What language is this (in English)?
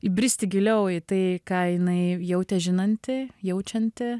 Lithuanian